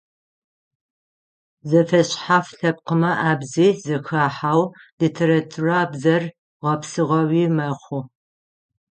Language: Adyghe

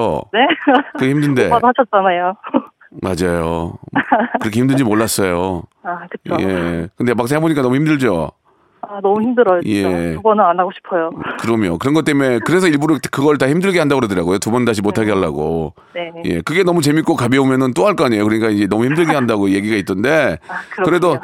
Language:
Korean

